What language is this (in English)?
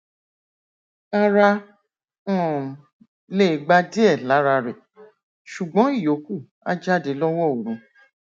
Yoruba